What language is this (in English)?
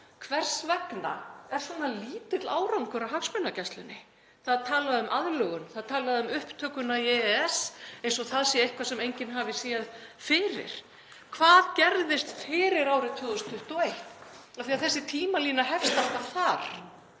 Icelandic